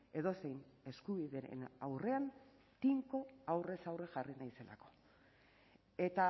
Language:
Basque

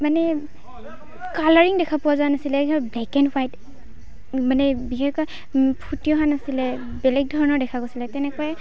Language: Assamese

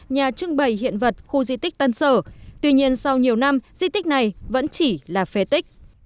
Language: Vietnamese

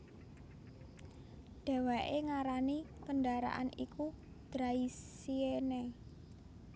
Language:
Javanese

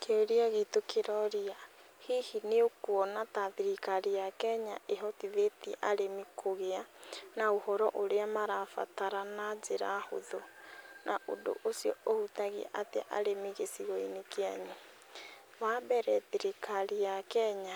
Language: Kikuyu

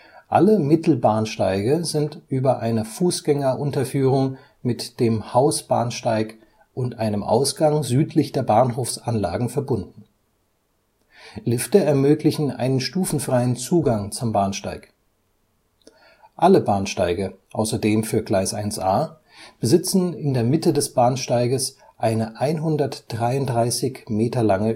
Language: German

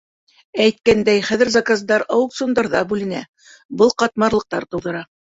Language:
Bashkir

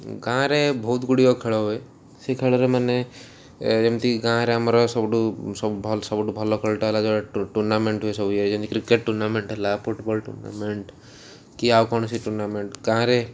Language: Odia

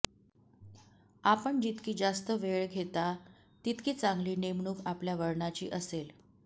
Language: Marathi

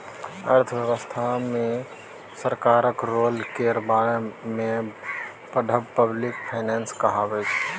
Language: Maithili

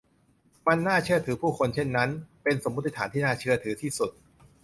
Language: Thai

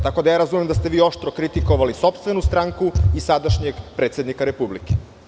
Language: Serbian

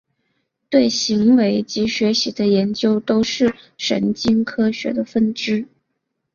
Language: Chinese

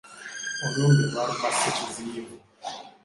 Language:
Ganda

